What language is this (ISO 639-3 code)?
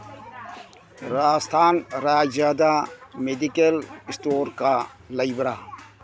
mni